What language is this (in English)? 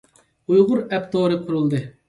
Uyghur